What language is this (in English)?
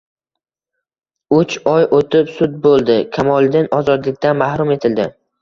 Uzbek